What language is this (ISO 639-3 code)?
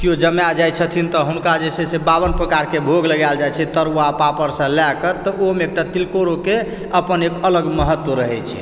mai